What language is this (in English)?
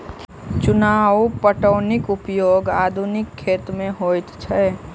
Maithili